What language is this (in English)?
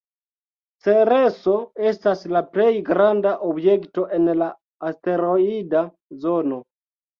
Esperanto